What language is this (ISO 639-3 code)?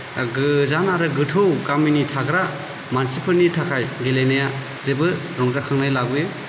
brx